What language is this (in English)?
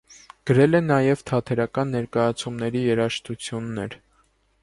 Armenian